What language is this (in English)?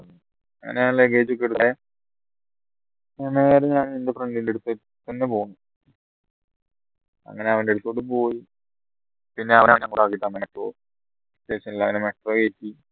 Malayalam